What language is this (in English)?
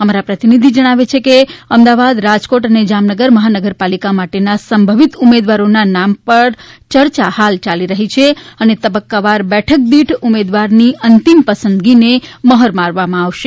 Gujarati